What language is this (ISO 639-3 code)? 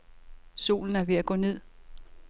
dan